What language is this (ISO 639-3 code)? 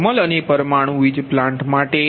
guj